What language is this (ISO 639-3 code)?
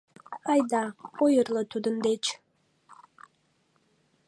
chm